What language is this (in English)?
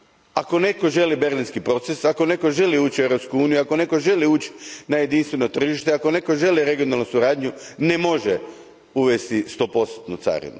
Croatian